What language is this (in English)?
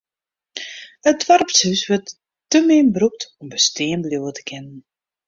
Western Frisian